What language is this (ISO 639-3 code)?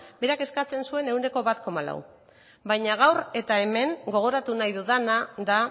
eus